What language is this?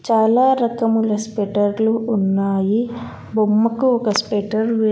Telugu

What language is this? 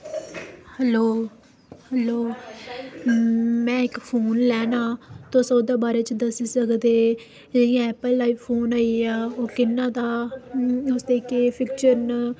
Dogri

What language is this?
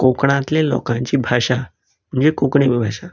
Konkani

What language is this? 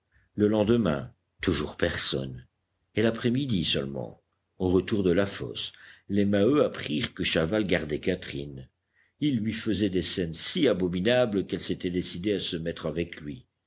French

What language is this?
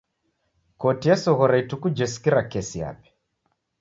Taita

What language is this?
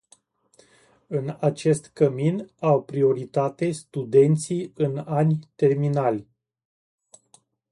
Romanian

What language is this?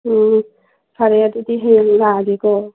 Manipuri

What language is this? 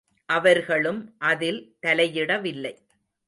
Tamil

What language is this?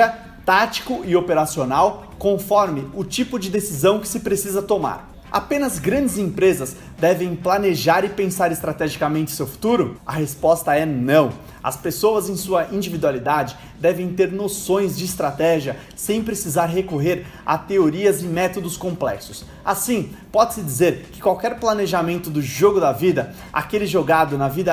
Portuguese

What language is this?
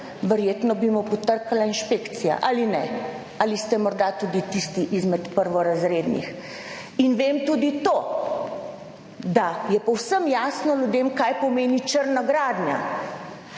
Slovenian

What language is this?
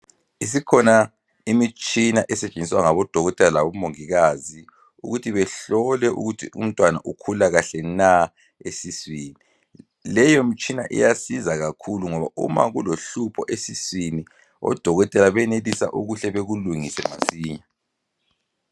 North Ndebele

